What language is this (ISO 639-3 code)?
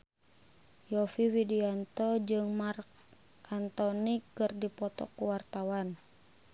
sun